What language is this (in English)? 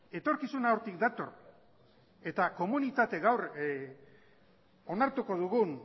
Basque